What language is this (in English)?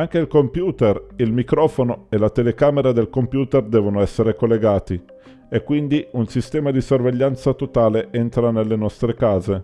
Italian